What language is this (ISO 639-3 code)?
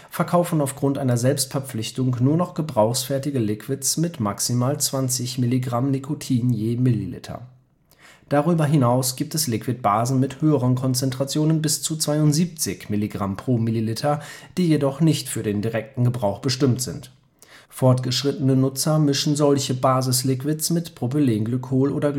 deu